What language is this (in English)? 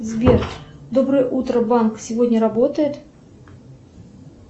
Russian